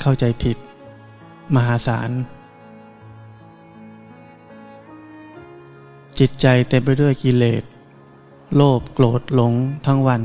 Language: Thai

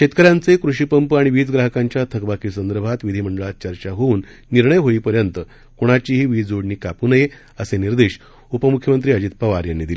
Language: Marathi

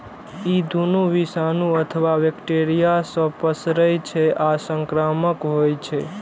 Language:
Maithili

